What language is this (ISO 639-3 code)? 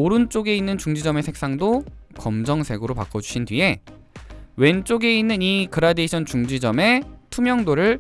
kor